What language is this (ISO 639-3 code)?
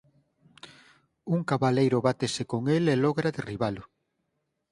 glg